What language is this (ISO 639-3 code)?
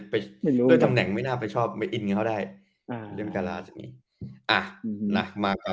tha